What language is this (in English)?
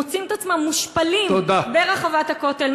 Hebrew